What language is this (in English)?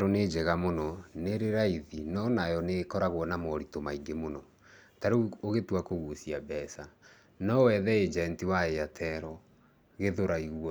Kikuyu